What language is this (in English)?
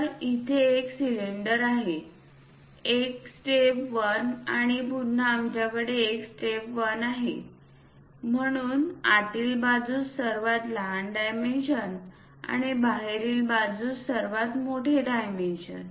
Marathi